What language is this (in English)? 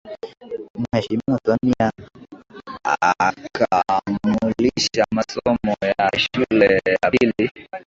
Swahili